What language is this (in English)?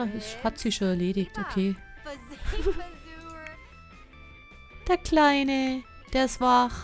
German